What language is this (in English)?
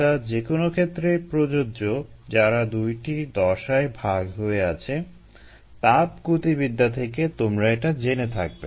Bangla